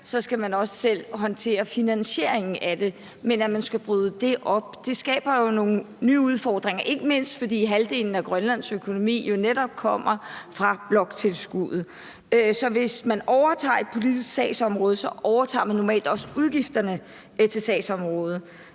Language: Danish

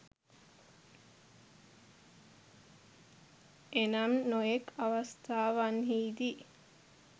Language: Sinhala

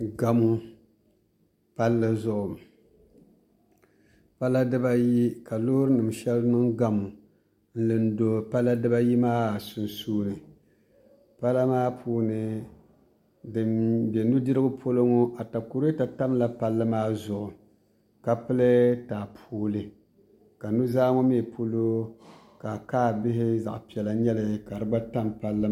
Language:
Dagbani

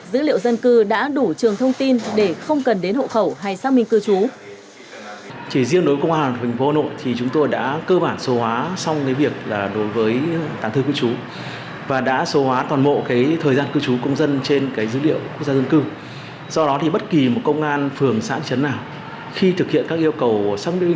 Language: Vietnamese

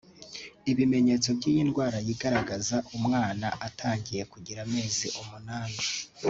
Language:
Kinyarwanda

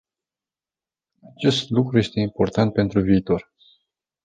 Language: Romanian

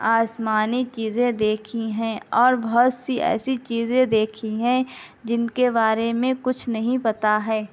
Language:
Urdu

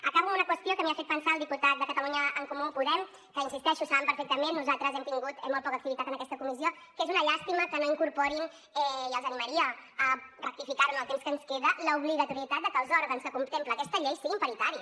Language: Catalan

